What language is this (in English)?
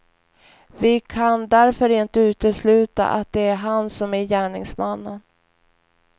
Swedish